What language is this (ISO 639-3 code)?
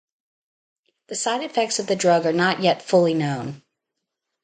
eng